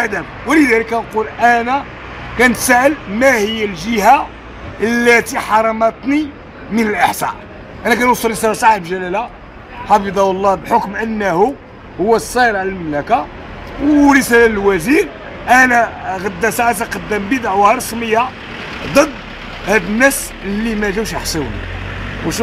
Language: Arabic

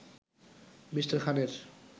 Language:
Bangla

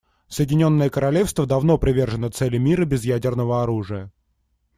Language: Russian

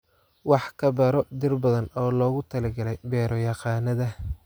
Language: Somali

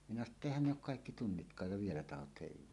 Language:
Finnish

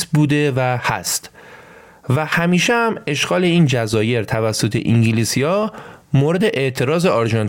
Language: Persian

